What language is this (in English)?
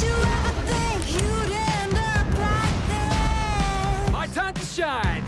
German